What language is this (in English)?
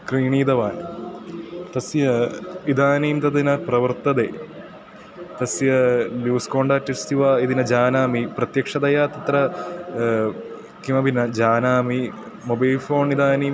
Sanskrit